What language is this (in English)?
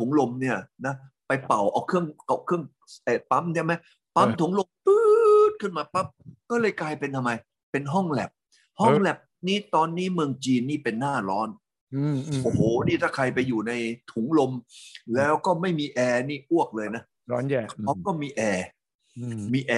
Thai